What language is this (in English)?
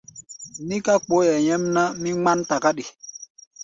Gbaya